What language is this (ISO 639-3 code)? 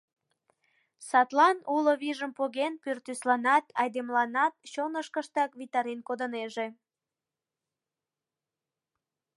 chm